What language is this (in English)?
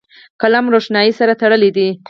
Pashto